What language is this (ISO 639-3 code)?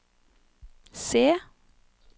nor